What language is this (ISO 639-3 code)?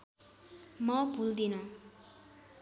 nep